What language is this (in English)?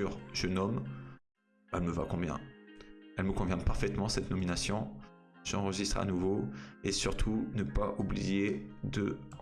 French